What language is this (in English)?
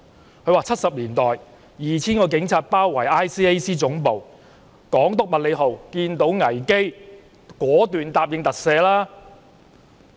Cantonese